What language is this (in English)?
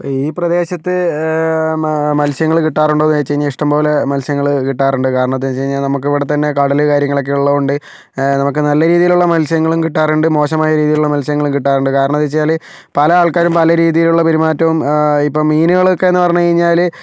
Malayalam